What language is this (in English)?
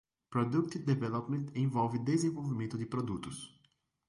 Portuguese